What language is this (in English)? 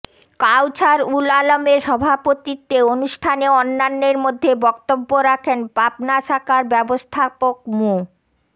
Bangla